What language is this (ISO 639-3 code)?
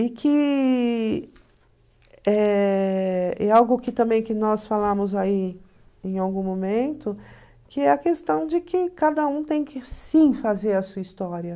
por